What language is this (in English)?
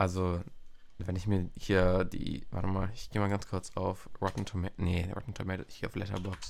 German